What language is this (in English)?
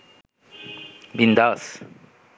Bangla